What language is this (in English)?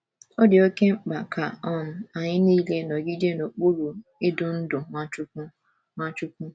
Igbo